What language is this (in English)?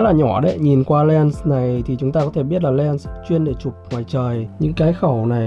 Vietnamese